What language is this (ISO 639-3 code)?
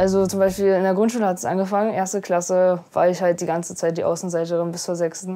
deu